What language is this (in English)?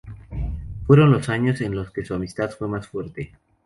Spanish